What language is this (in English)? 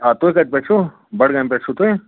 Kashmiri